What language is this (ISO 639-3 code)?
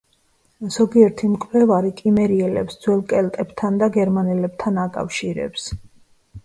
kat